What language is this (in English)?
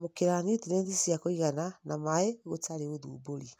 Kikuyu